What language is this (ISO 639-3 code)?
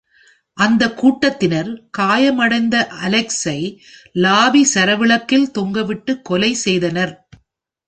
tam